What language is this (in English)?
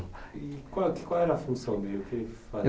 Portuguese